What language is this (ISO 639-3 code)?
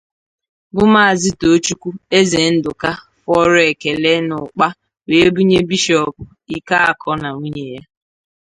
ibo